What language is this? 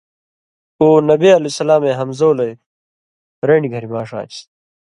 Indus Kohistani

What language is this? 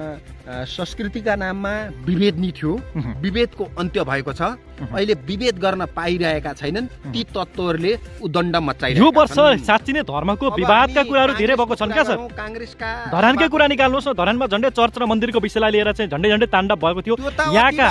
Romanian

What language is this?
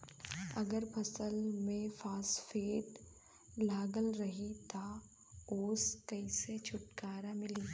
Bhojpuri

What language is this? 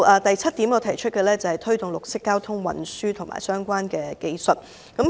Cantonese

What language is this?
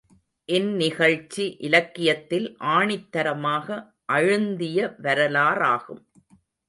Tamil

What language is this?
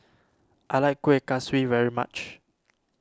English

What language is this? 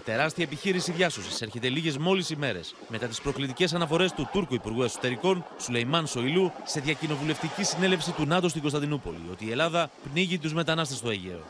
Greek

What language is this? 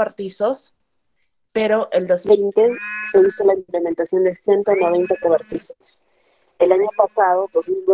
Spanish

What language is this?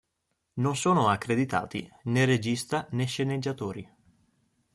Italian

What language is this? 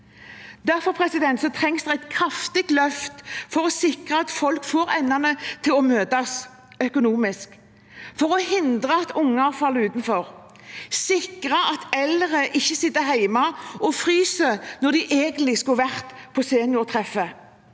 Norwegian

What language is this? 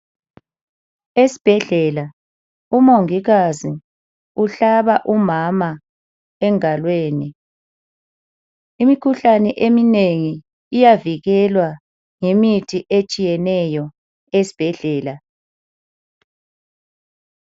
North Ndebele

